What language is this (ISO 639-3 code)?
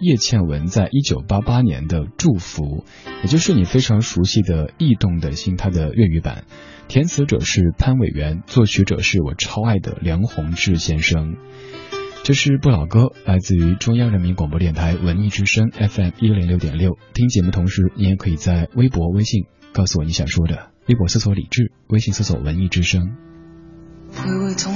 zho